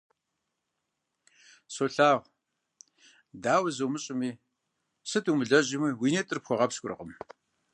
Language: Kabardian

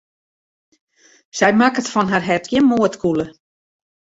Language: Western Frisian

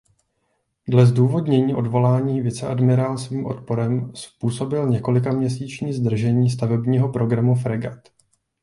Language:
Czech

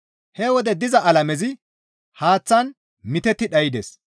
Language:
Gamo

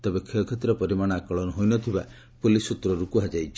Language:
Odia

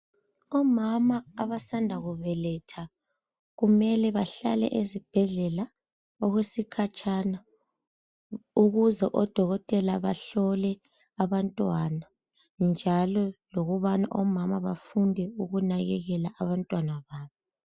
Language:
North Ndebele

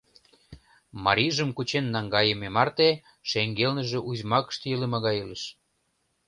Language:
Mari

